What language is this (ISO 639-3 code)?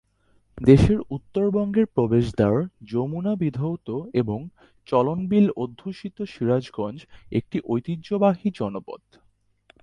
ben